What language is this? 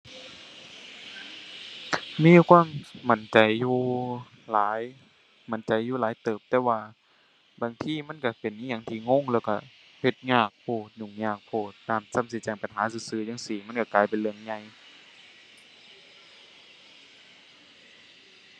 Thai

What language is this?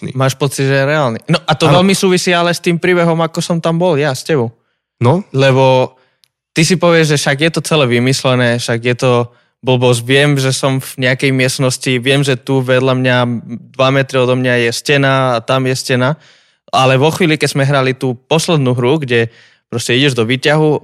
Slovak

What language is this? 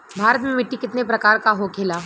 Bhojpuri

